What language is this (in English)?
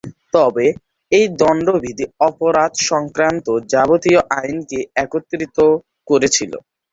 Bangla